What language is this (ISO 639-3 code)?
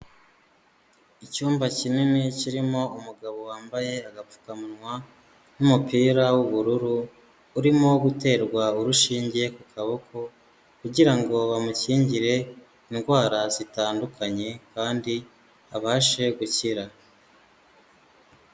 kin